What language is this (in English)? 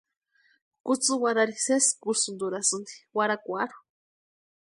Western Highland Purepecha